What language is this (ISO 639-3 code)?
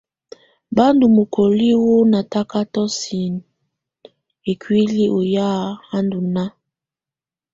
tvu